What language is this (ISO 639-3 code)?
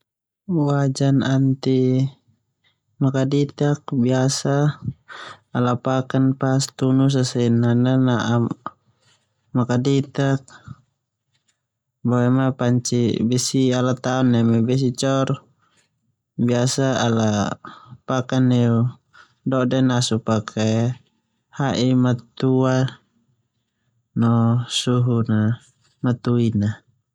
twu